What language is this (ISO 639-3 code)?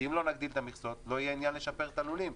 heb